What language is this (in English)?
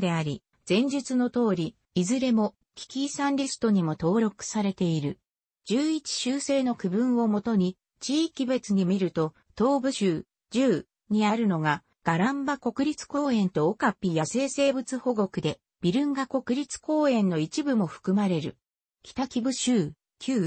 Japanese